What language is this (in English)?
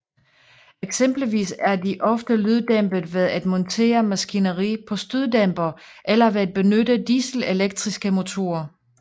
Danish